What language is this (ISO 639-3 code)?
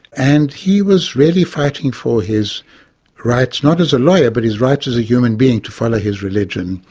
eng